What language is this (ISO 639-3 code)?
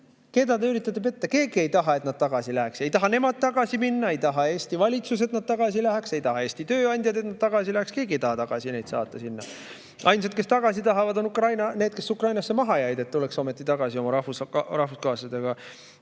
est